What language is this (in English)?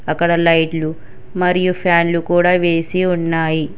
Telugu